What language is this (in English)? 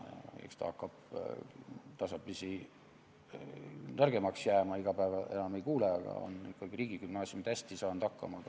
Estonian